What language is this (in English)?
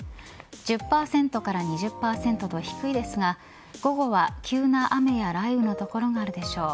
Japanese